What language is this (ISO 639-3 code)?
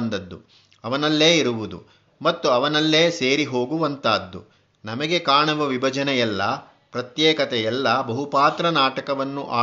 kan